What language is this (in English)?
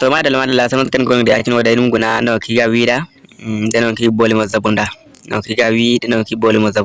Indonesian